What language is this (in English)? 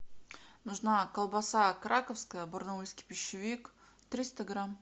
Russian